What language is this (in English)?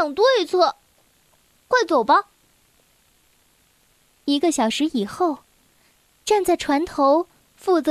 Chinese